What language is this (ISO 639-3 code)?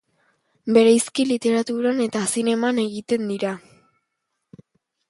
eus